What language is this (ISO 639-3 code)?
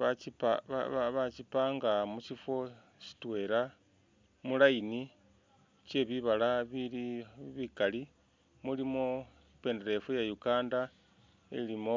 myx